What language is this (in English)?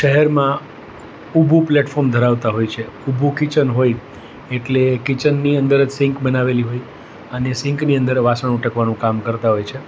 Gujarati